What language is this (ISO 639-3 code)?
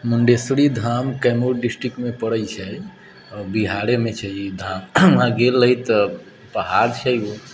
mai